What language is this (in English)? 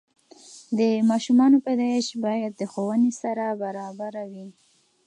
Pashto